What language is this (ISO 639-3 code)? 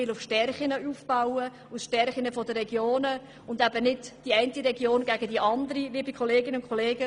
gsw